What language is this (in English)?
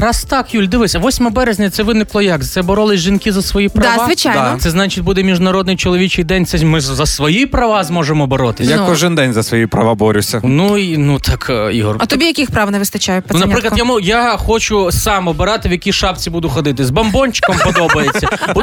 Ukrainian